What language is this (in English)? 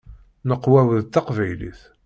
Kabyle